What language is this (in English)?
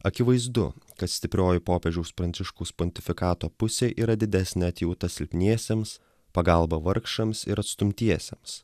Lithuanian